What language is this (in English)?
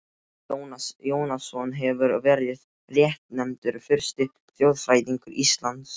Icelandic